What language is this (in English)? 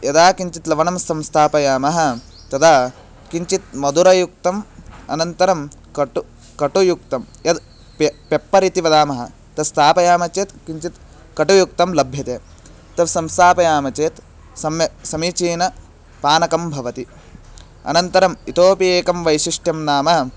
Sanskrit